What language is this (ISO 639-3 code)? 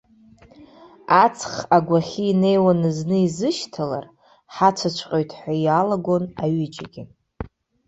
abk